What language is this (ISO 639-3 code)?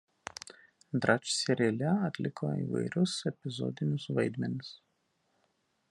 lit